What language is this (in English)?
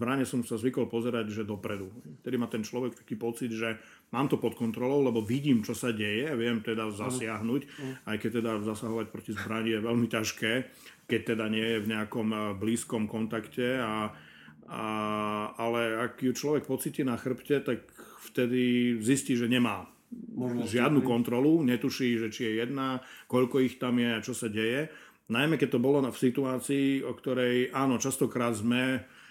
Slovak